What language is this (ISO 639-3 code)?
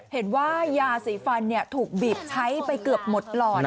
tha